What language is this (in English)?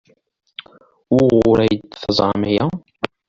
Kabyle